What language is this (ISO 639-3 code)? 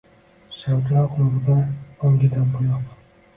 uzb